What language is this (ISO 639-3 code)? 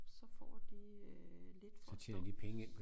dan